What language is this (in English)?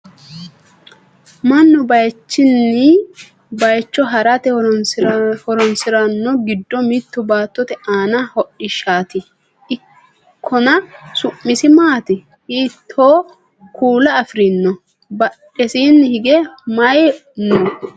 Sidamo